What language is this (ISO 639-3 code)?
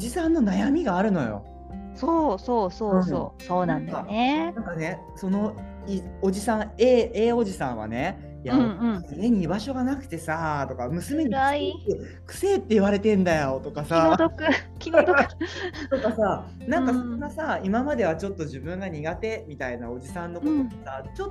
jpn